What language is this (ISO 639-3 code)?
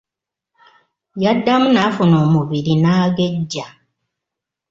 lug